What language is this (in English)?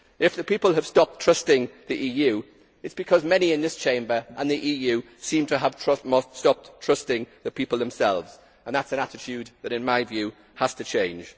English